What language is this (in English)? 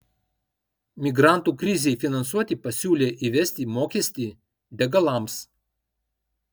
Lithuanian